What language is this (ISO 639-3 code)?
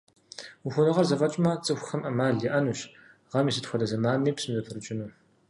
kbd